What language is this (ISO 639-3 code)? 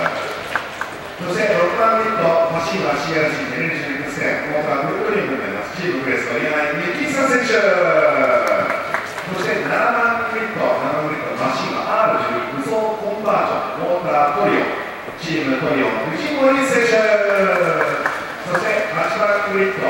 jpn